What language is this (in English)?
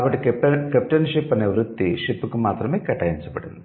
Telugu